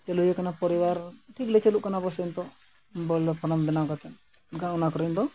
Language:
Santali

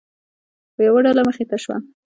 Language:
Pashto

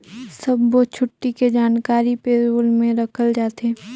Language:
Chhattisgarhi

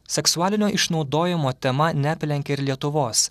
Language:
Lithuanian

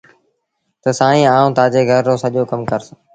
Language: Sindhi Bhil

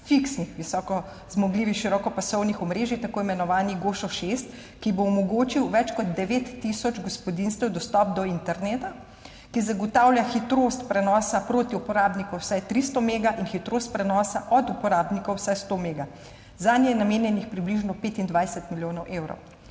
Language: Slovenian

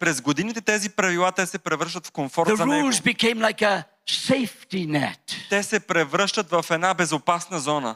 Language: Bulgarian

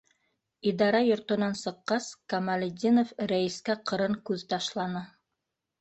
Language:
Bashkir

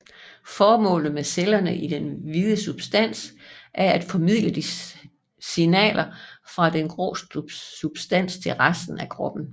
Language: Danish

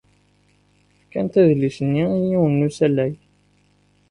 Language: Kabyle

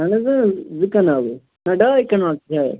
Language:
Kashmiri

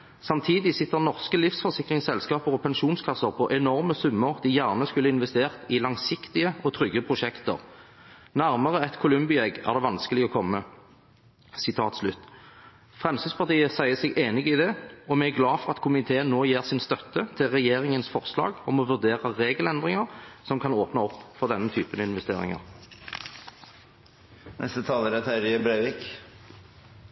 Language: Norwegian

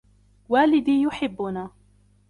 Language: Arabic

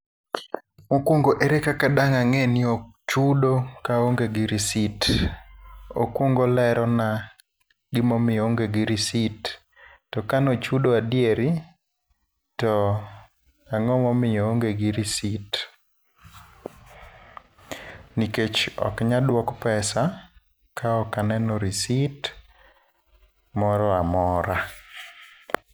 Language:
Luo (Kenya and Tanzania)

